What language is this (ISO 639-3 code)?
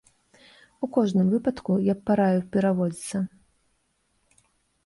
bel